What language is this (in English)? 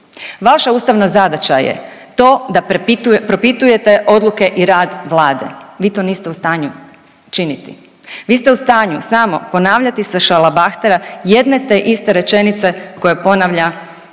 Croatian